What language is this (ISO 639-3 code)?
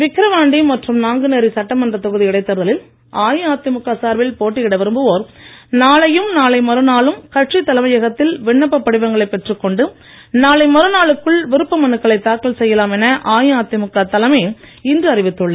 tam